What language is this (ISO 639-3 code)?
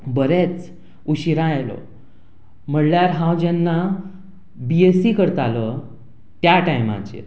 kok